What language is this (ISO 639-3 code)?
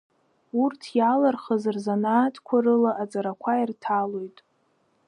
abk